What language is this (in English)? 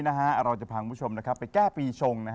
Thai